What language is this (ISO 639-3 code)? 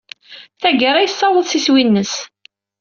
kab